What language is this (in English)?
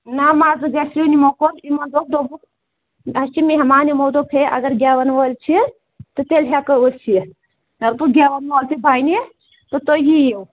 Kashmiri